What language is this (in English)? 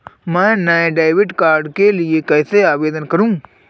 Hindi